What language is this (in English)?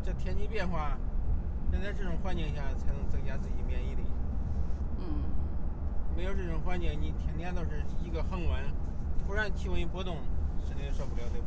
Chinese